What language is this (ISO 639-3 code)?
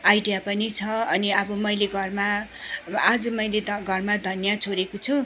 nep